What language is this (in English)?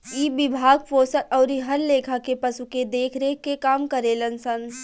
Bhojpuri